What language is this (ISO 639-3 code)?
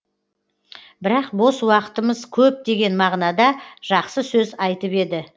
kaz